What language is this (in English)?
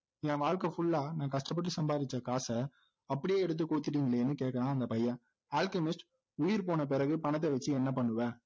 Tamil